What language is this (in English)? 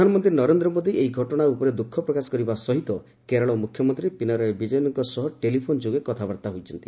Odia